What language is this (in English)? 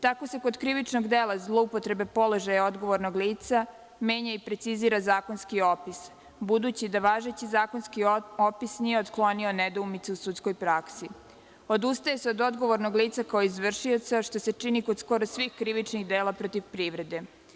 Serbian